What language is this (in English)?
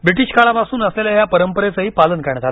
Marathi